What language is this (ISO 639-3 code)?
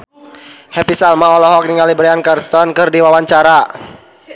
sun